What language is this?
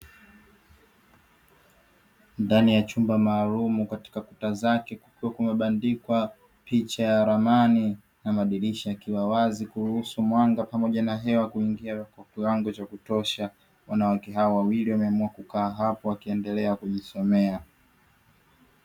Swahili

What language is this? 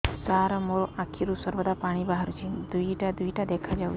Odia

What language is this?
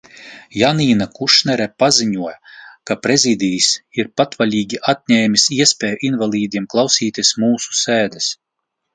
Latvian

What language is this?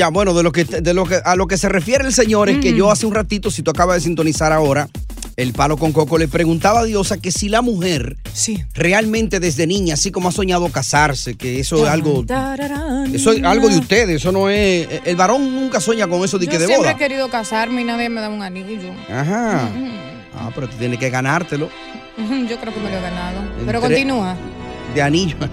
Spanish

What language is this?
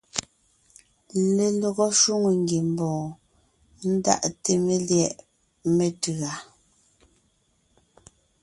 Ngiemboon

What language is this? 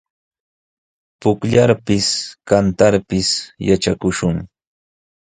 Sihuas Ancash Quechua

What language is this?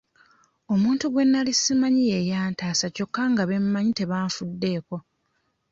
Ganda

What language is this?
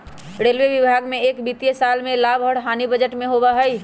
Magahi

